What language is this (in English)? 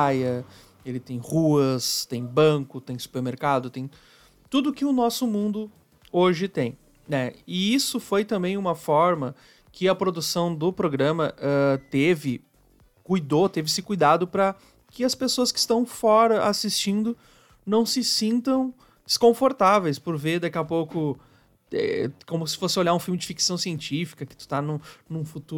Portuguese